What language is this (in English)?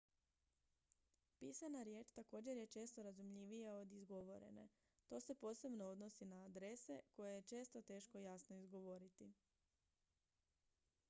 Croatian